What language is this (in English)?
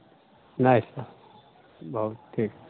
Maithili